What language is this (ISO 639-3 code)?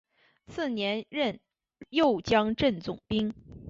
zho